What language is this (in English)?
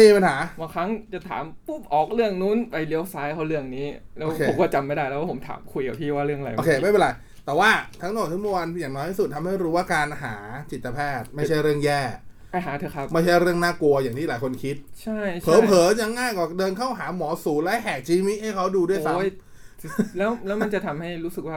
Thai